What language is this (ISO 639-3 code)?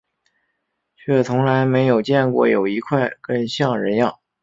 zho